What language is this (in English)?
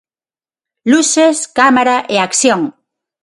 Galician